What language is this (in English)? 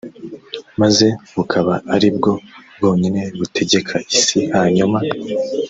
Kinyarwanda